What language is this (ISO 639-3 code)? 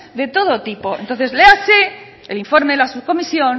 spa